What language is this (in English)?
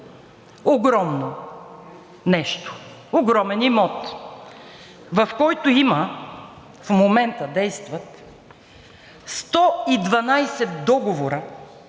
Bulgarian